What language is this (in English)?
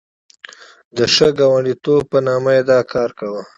Pashto